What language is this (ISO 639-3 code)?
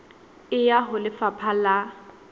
sot